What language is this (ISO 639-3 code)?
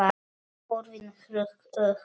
isl